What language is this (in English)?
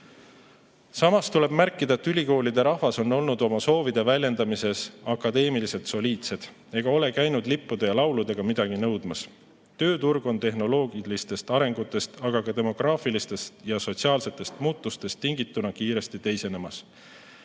Estonian